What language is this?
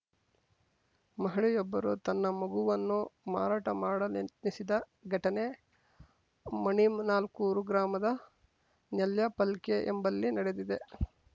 Kannada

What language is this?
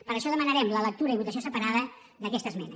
Catalan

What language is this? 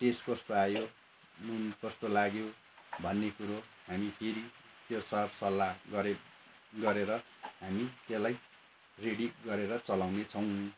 Nepali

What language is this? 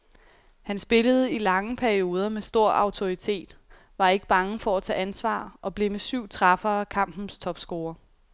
Danish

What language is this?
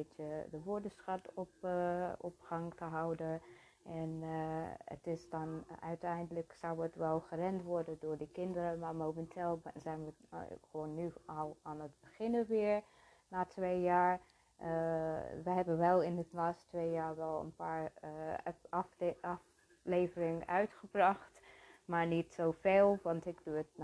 Dutch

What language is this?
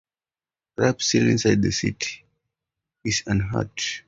English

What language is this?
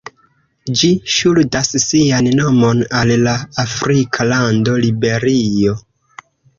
Esperanto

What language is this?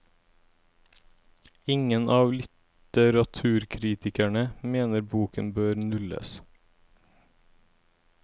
Norwegian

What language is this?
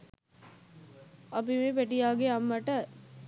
Sinhala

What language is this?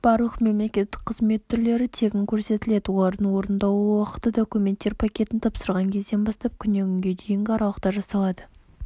Kazakh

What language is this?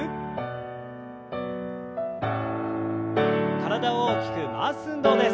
Japanese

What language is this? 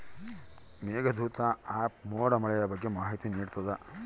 Kannada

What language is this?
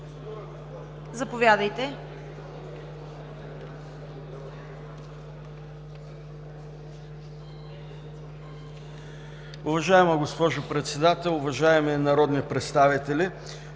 Bulgarian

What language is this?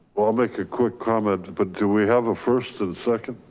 English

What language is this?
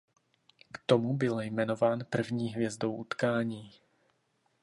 Czech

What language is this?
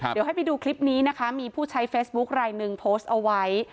Thai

